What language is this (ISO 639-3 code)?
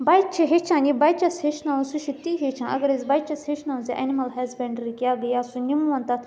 kas